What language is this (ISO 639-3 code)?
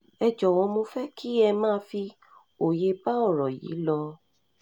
yor